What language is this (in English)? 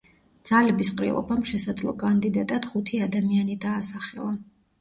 Georgian